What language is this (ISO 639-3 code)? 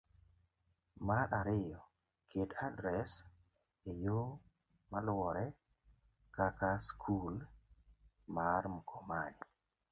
luo